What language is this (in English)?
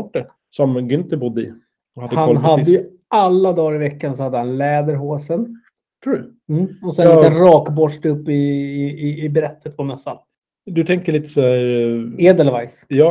Swedish